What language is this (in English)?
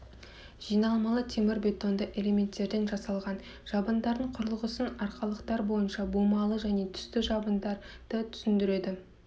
Kazakh